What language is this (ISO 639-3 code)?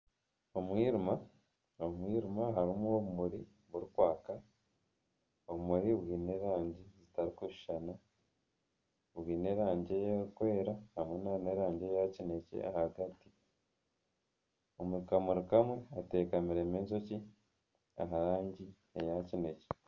nyn